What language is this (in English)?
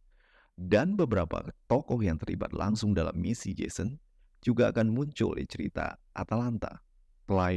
Indonesian